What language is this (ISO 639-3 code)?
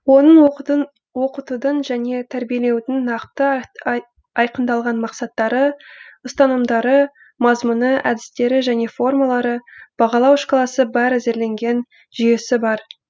kaz